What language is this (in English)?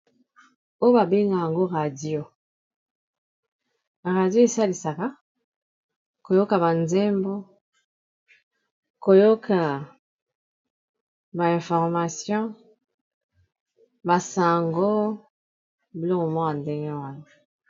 Lingala